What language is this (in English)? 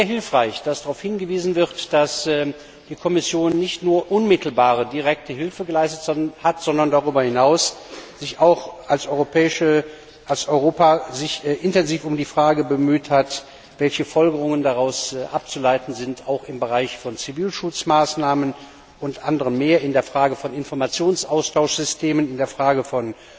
German